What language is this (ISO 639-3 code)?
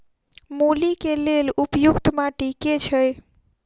mai